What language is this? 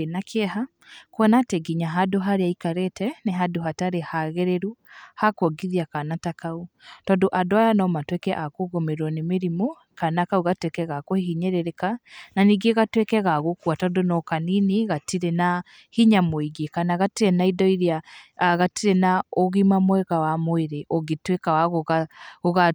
Kikuyu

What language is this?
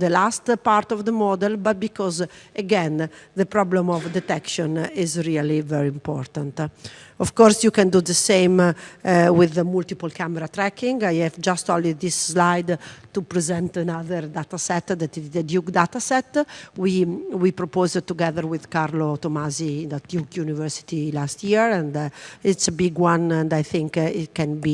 English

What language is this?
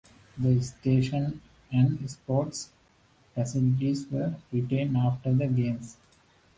English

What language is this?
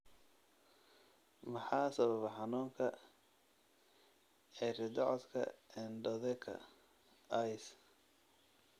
Somali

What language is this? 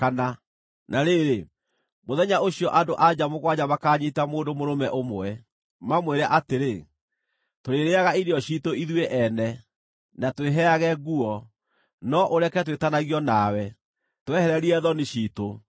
Kikuyu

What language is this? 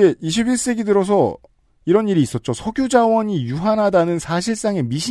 Korean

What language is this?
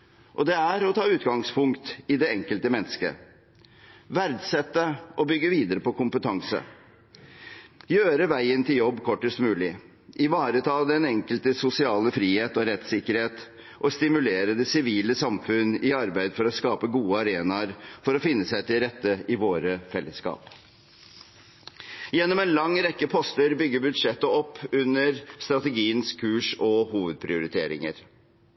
Norwegian Bokmål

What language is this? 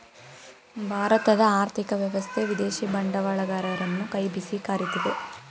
Kannada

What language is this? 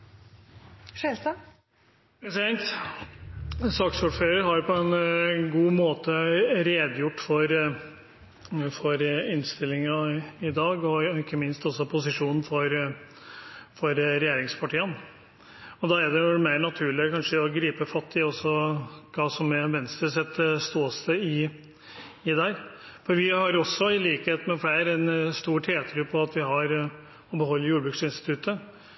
Norwegian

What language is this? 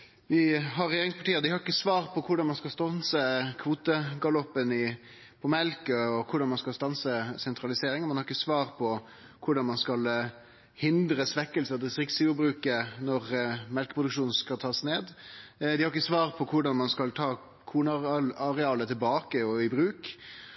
Norwegian Nynorsk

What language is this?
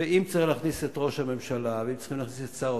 Hebrew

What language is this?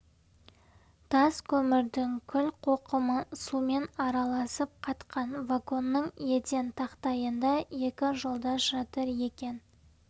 Kazakh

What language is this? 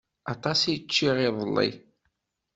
Kabyle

